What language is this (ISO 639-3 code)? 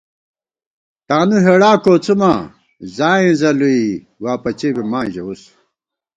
gwt